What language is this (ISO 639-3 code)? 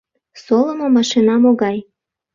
chm